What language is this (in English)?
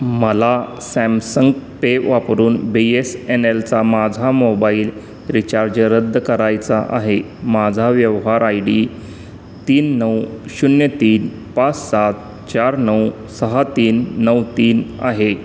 Marathi